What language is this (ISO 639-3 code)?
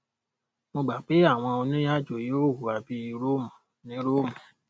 yor